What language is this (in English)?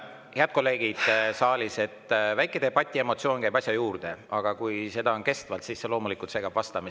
Estonian